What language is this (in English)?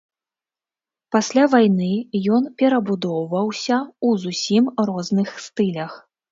Belarusian